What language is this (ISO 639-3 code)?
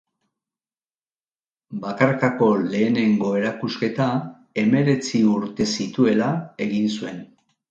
eus